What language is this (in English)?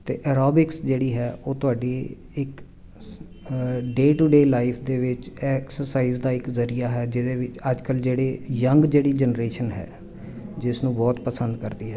Punjabi